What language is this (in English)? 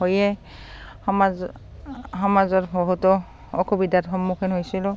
Assamese